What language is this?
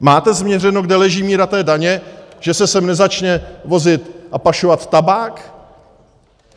Czech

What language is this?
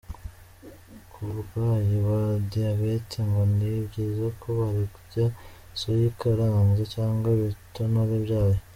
Kinyarwanda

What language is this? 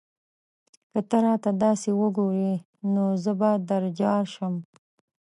Pashto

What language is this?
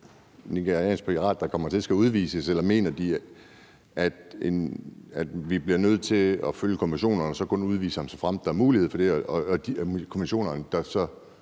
Danish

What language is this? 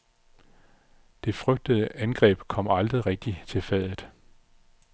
Danish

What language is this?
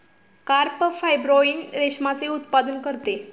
Marathi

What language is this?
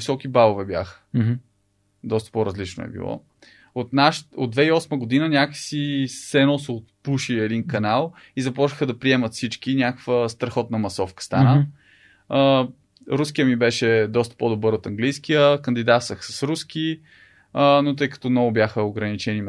Bulgarian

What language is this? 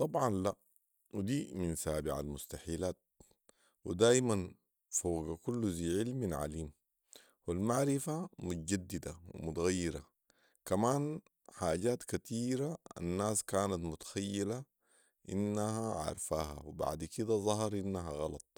Sudanese Arabic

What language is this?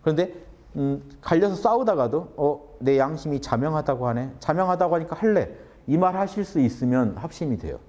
Korean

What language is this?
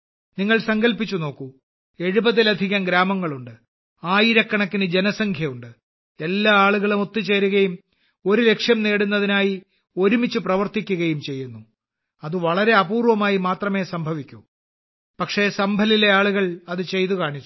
Malayalam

